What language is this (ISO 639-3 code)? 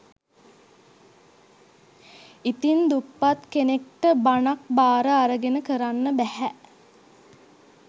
sin